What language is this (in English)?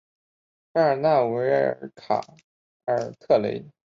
Chinese